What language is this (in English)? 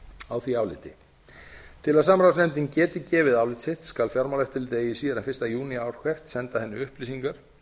Icelandic